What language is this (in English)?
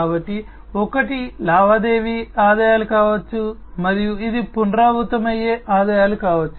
Telugu